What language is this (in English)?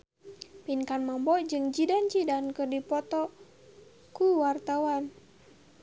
Sundanese